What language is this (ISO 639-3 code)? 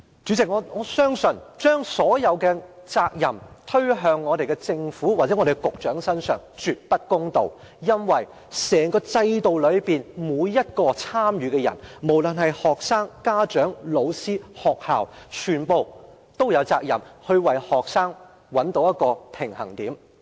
yue